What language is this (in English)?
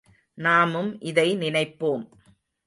Tamil